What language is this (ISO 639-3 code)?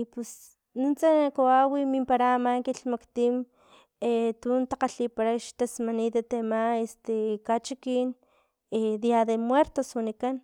tlp